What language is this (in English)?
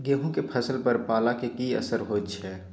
Maithili